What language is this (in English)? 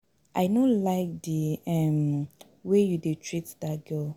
Nigerian Pidgin